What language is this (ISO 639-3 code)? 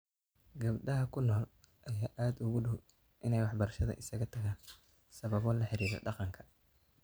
som